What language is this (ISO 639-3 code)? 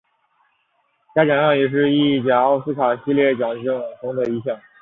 zho